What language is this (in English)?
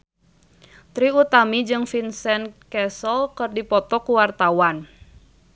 Sundanese